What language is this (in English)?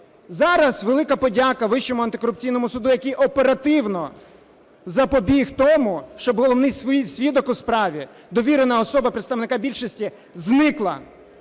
Ukrainian